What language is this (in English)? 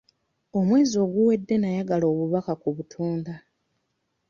Ganda